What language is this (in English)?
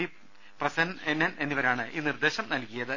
Malayalam